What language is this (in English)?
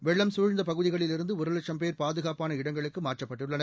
Tamil